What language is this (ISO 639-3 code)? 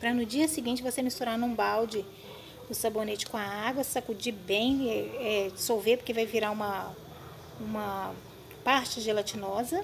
por